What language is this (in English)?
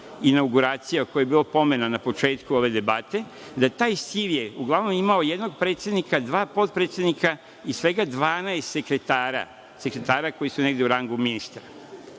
Serbian